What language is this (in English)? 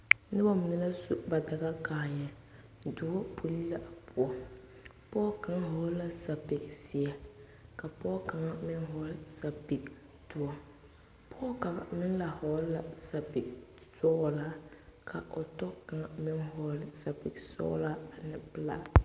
Southern Dagaare